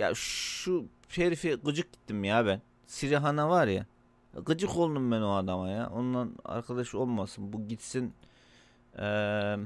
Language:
Turkish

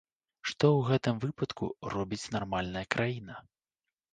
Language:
Belarusian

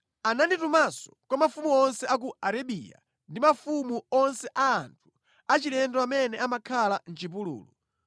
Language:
Nyanja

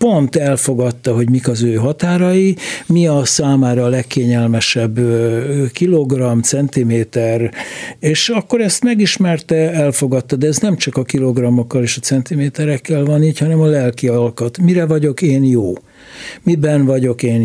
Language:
Hungarian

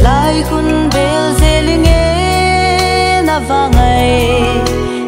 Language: Vietnamese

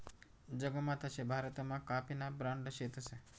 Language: Marathi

